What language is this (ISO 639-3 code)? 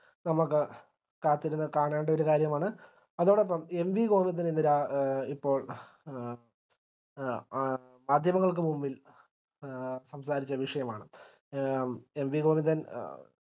mal